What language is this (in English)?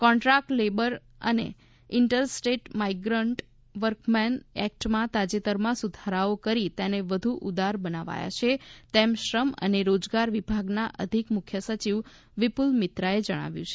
Gujarati